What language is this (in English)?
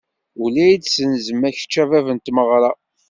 Kabyle